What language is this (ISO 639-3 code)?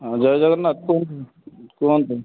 ori